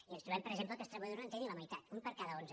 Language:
Catalan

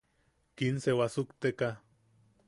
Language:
Yaqui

